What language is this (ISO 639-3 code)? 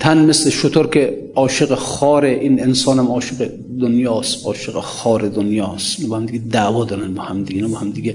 fas